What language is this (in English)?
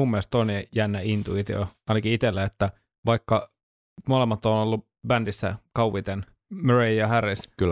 Finnish